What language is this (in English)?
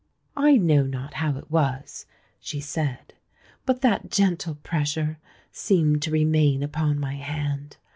English